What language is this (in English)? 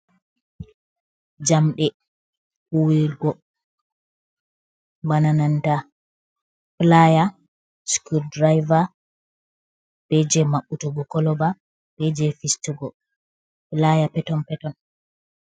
Fula